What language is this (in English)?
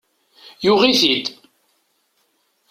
Kabyle